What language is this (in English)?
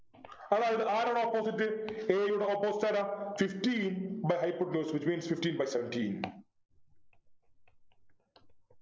Malayalam